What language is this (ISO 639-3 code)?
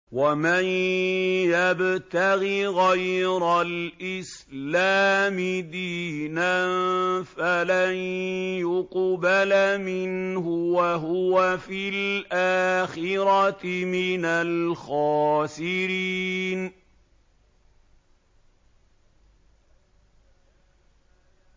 ara